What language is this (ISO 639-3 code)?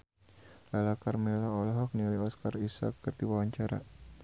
sun